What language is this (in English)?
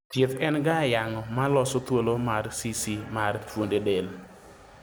Luo (Kenya and Tanzania)